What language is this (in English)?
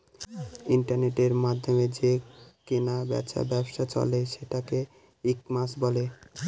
Bangla